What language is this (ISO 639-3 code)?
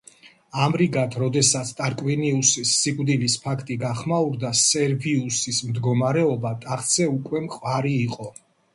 kat